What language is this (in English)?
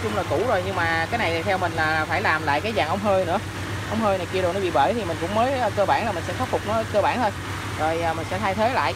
Vietnamese